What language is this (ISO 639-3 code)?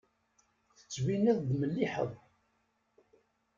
kab